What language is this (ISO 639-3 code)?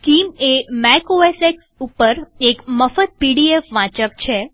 guj